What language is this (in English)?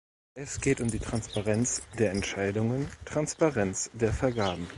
German